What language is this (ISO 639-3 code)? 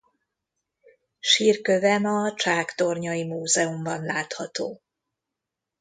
hun